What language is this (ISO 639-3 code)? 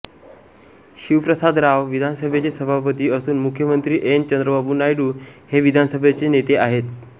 mar